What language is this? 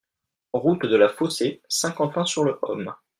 French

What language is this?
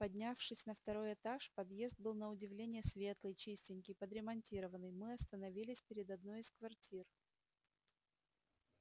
Russian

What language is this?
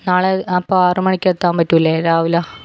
Malayalam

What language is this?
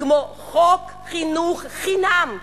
Hebrew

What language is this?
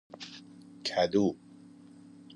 Persian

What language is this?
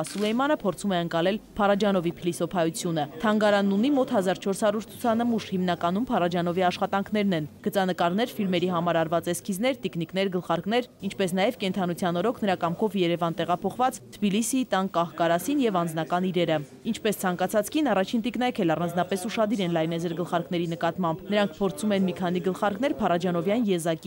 Turkish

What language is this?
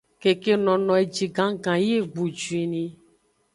Aja (Benin)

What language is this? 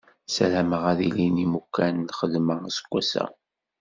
Kabyle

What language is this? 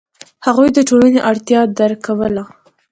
Pashto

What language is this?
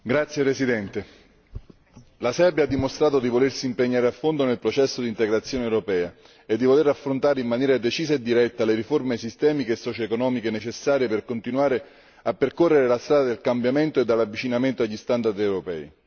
Italian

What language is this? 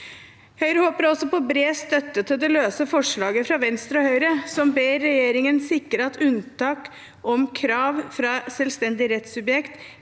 Norwegian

